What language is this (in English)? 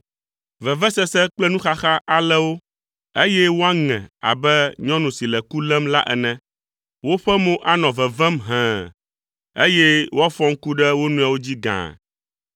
Ewe